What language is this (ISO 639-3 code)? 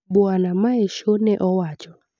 luo